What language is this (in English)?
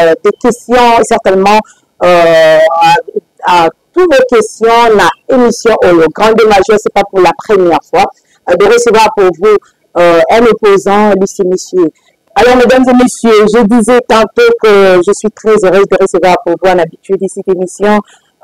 French